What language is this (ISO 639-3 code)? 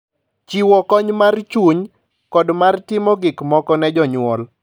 luo